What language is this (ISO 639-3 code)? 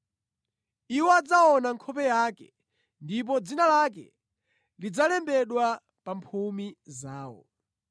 nya